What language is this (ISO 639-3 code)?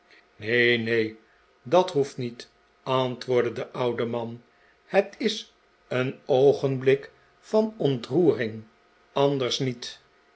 nld